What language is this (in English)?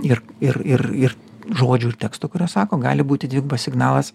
Lithuanian